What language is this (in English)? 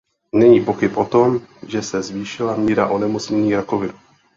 Czech